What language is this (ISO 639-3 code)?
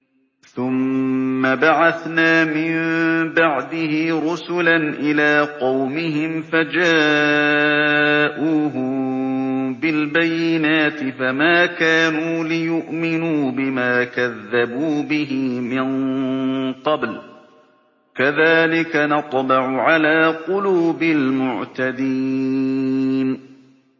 ara